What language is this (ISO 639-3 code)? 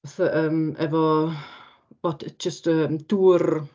cym